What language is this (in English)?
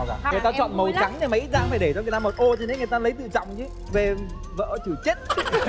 Vietnamese